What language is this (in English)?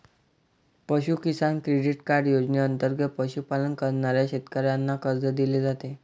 Marathi